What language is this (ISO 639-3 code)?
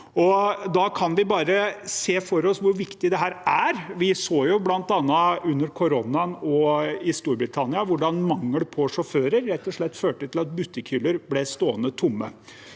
nor